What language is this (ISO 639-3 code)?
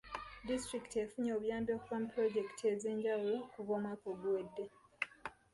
lug